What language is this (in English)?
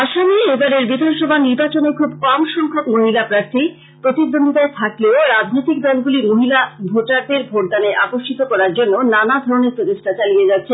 Bangla